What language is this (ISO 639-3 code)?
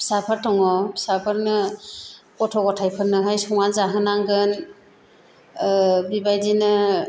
brx